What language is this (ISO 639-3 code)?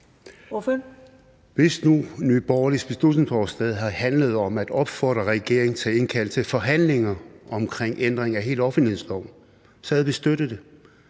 dan